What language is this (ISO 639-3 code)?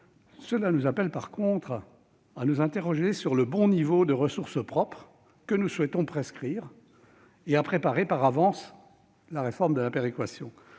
fra